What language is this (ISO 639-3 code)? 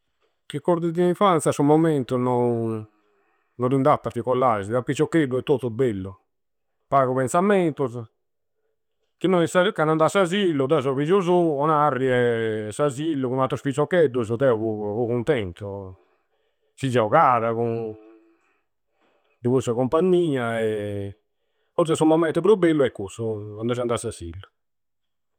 sro